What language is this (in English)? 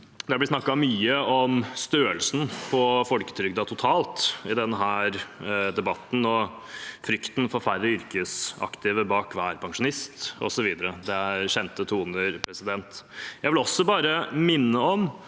Norwegian